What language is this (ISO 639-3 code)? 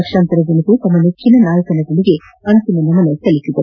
kan